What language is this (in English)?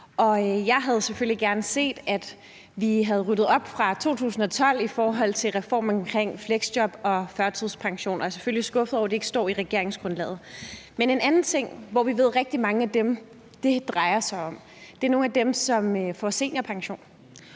Danish